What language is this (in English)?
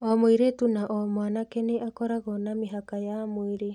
Kikuyu